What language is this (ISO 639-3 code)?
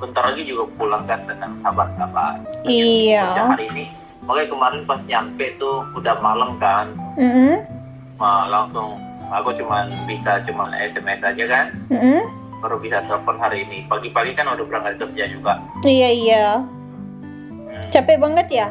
ind